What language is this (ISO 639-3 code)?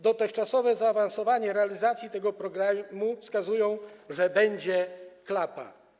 pol